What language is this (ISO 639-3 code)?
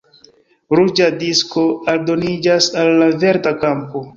epo